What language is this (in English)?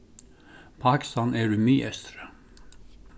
Faroese